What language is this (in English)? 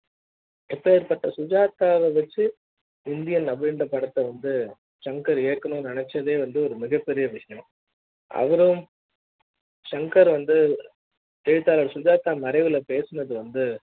Tamil